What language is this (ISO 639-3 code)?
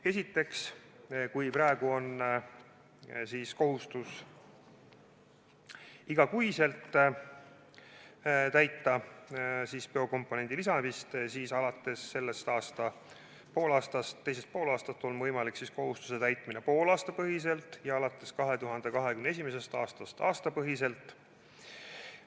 est